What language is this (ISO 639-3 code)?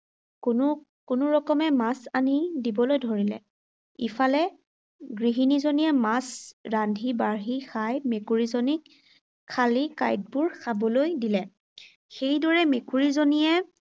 asm